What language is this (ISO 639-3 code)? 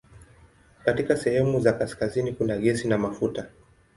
swa